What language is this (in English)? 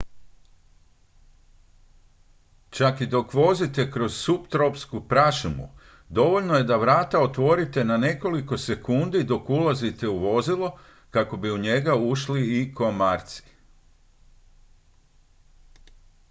Croatian